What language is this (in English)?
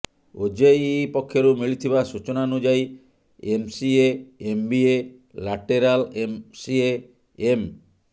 Odia